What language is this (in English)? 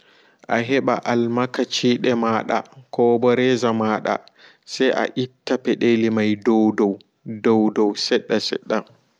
Fula